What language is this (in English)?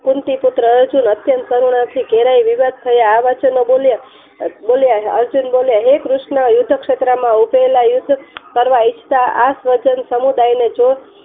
Gujarati